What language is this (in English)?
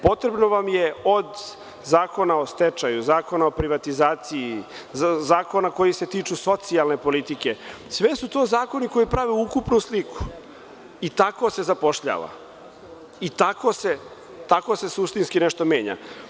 Serbian